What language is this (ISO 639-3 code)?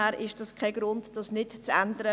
gsw